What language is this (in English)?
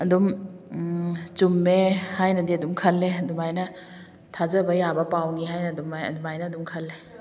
Manipuri